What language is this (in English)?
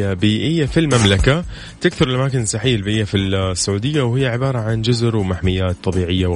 Arabic